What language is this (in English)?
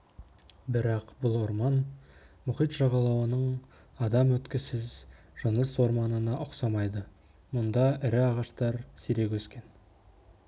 Kazakh